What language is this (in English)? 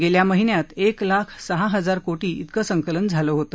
Marathi